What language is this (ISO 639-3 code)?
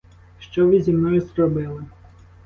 ukr